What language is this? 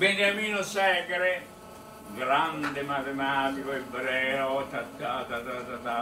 Italian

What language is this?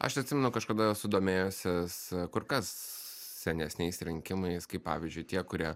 Lithuanian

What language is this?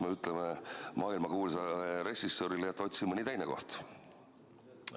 Estonian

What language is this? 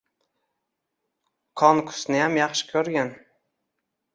Uzbek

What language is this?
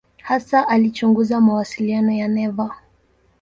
Swahili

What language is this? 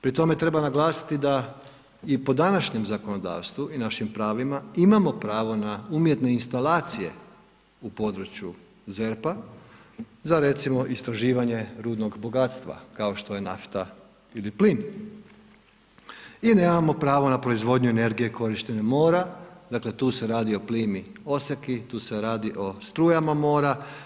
Croatian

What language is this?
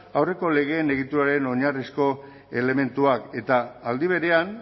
Basque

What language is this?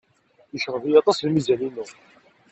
Kabyle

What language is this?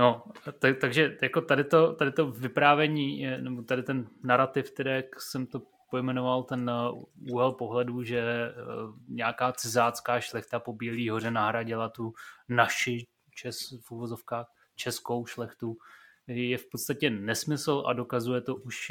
Czech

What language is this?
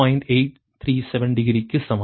Tamil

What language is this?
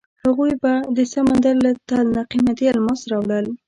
Pashto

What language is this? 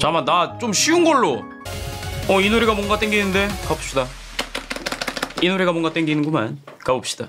Korean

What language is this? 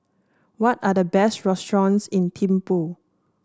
English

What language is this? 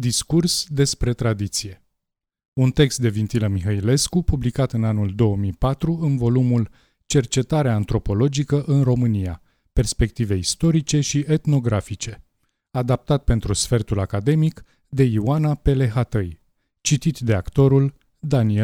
Romanian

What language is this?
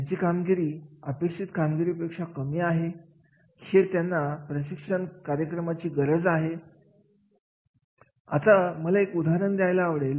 Marathi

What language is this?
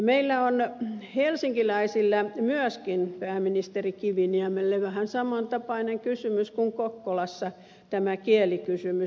Finnish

